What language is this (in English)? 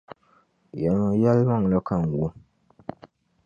Dagbani